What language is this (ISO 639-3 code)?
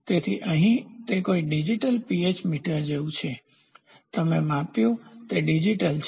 guj